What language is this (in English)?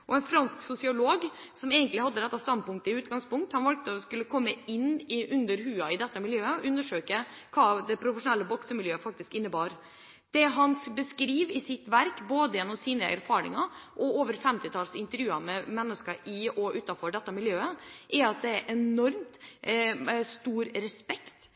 Norwegian Bokmål